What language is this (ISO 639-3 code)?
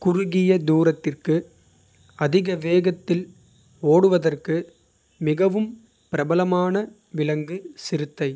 kfe